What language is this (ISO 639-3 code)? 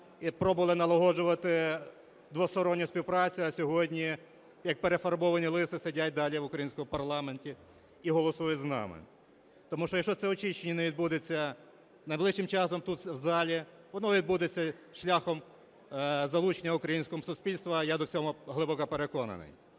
ukr